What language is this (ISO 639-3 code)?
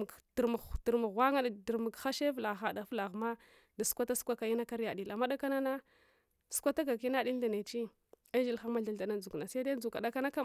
hwo